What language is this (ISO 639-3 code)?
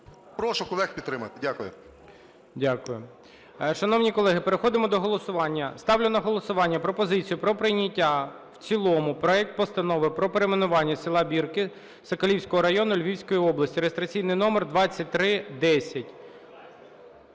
ukr